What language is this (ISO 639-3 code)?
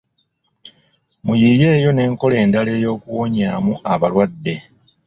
lug